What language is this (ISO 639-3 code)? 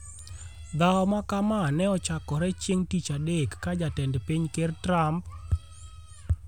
luo